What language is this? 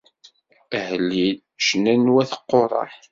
Kabyle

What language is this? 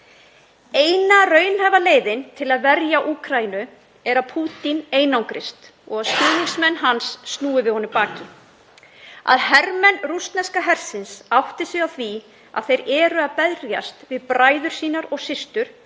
Icelandic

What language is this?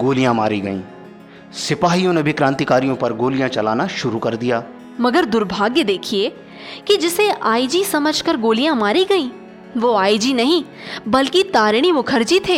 Hindi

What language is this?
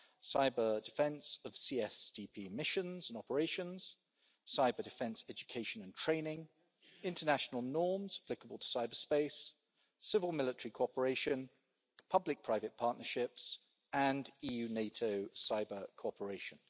English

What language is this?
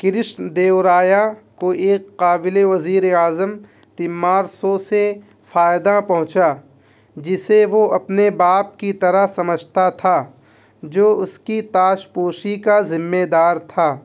Urdu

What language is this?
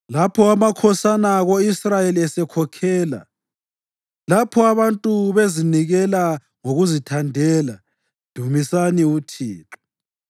North Ndebele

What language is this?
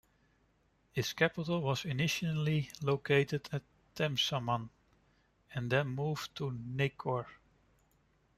English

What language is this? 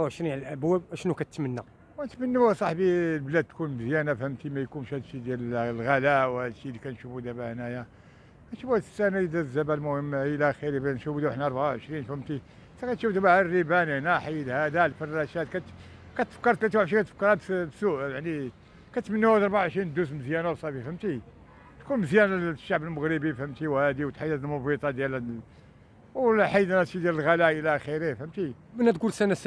Arabic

